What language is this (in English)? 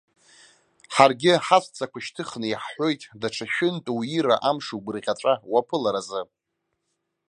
Abkhazian